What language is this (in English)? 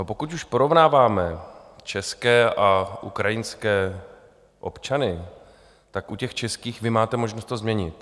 Czech